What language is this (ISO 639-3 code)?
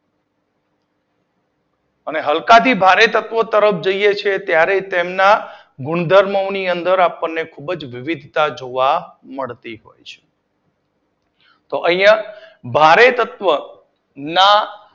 guj